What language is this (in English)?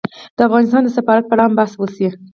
Pashto